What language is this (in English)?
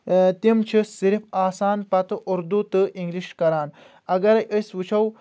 Kashmiri